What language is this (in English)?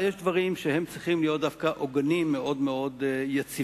Hebrew